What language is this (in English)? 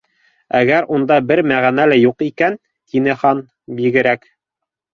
Bashkir